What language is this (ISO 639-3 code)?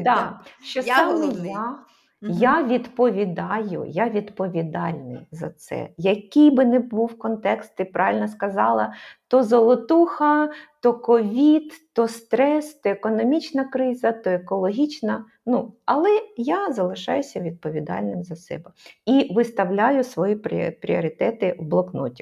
ukr